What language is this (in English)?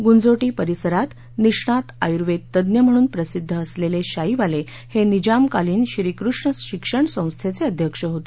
Marathi